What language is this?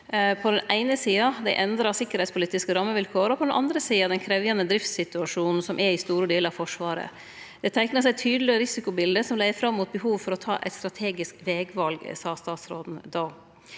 Norwegian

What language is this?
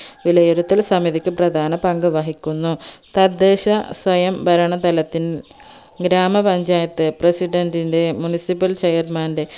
Malayalam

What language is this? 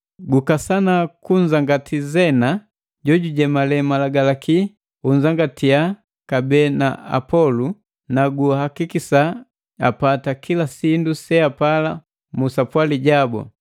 Matengo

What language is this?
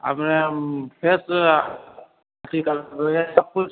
Maithili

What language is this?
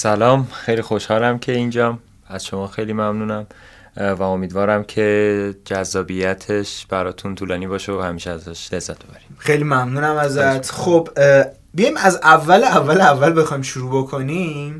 Persian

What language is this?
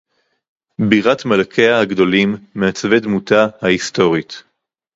Hebrew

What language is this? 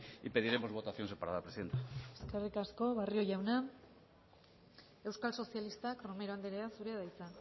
Basque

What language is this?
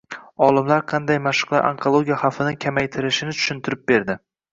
Uzbek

